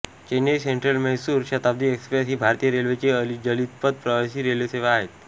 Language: Marathi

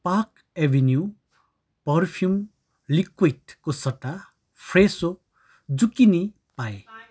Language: Nepali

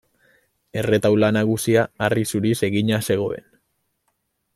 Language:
Basque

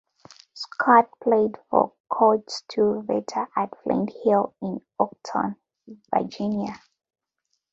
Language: English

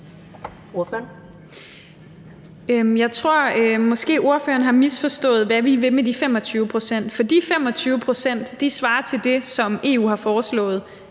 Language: Danish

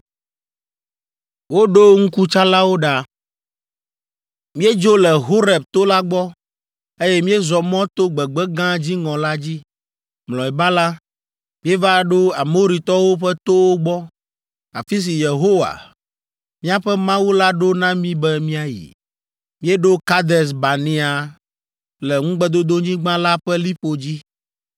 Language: Ewe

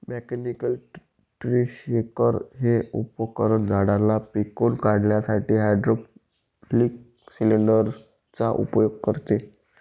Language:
Marathi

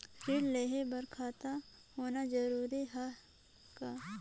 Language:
Chhattisgarhi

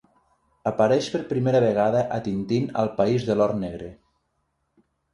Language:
Catalan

